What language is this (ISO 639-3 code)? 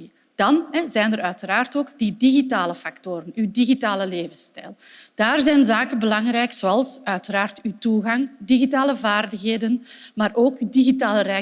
nld